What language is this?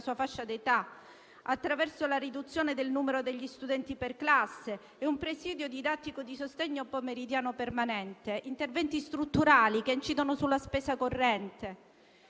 Italian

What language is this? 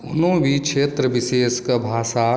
Maithili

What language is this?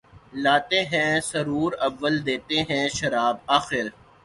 Urdu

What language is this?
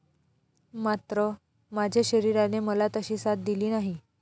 Marathi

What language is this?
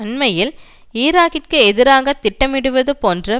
Tamil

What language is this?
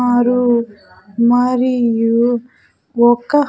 Telugu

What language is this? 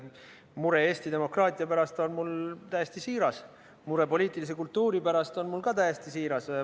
Estonian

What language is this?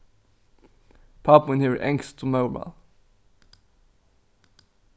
Faroese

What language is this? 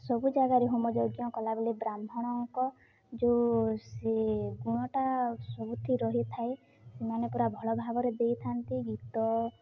Odia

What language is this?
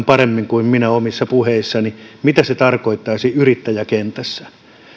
Finnish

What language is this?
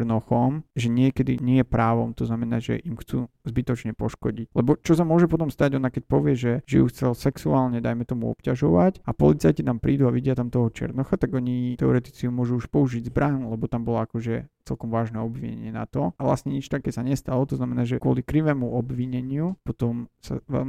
Slovak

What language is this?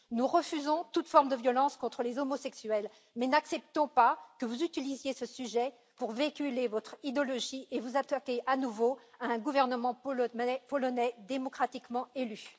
French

